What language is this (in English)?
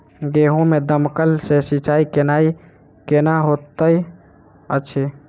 Maithili